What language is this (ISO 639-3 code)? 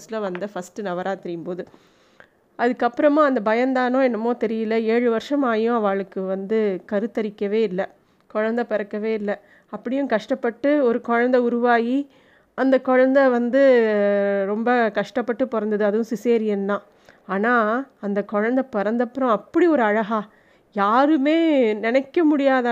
tam